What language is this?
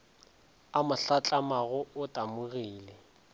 Northern Sotho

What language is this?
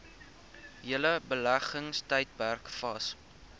Afrikaans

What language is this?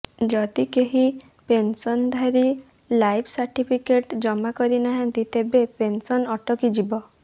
Odia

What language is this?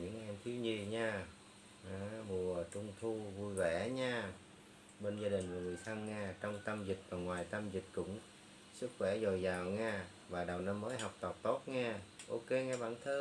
Vietnamese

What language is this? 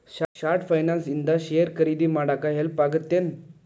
Kannada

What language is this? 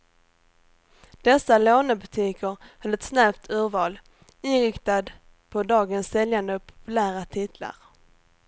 Swedish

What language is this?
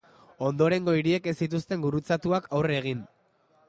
Basque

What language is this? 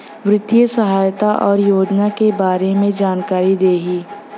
Bhojpuri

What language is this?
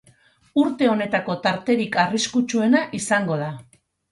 Basque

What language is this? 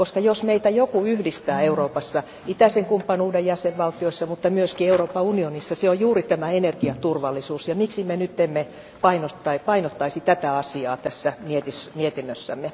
Finnish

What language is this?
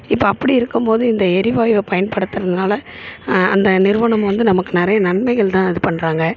Tamil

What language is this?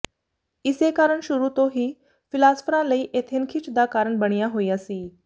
Punjabi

